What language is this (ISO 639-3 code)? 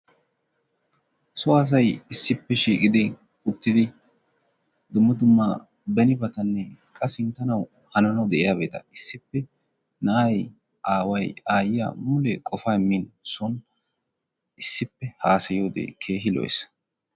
wal